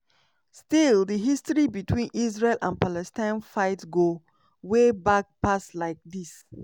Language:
Nigerian Pidgin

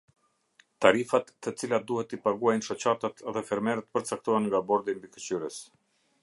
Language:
Albanian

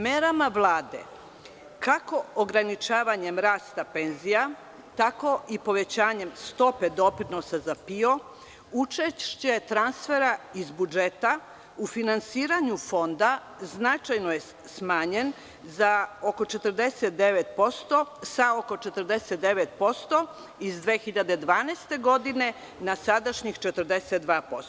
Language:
Serbian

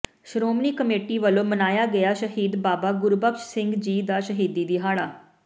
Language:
Punjabi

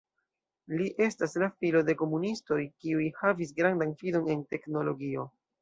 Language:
Esperanto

